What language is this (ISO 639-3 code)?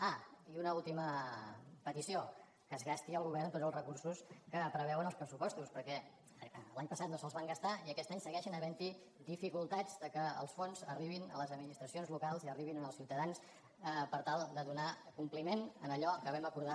cat